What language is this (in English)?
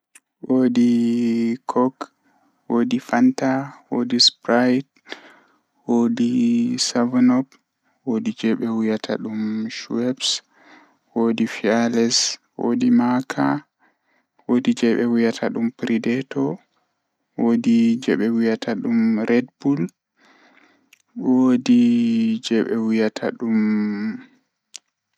Fula